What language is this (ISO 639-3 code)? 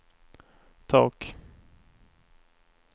swe